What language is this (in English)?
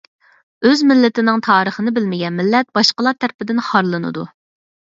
Uyghur